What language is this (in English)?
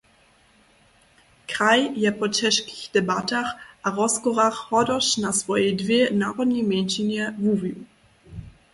Upper Sorbian